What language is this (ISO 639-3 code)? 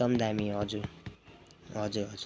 nep